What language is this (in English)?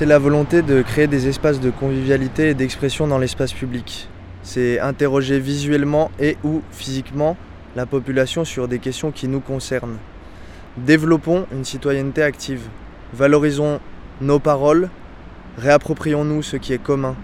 French